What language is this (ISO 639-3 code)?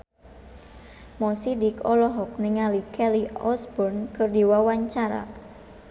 sun